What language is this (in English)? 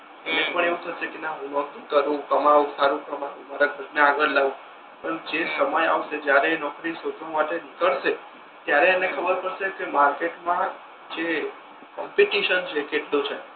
Gujarati